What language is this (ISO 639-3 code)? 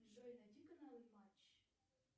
rus